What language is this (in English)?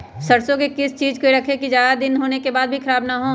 Magahi